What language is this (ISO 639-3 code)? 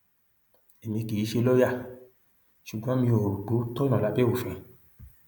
yor